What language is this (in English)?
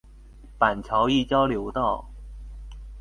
Chinese